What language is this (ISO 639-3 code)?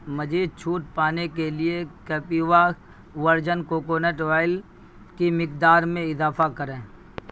urd